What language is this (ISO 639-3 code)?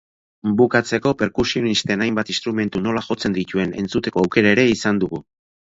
eus